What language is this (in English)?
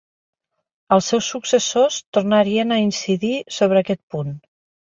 Catalan